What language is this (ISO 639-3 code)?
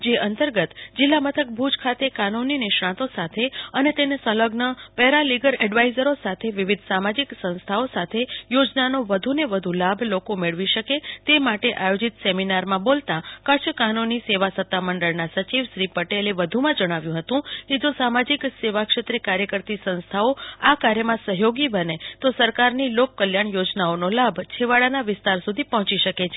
guj